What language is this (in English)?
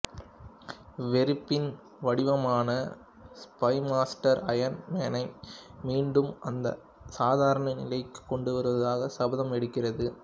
Tamil